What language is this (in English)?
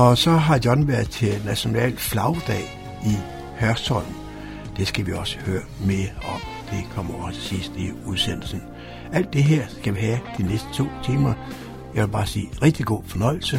Danish